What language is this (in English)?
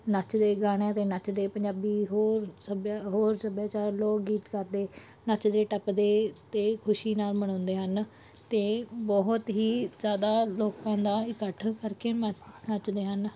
Punjabi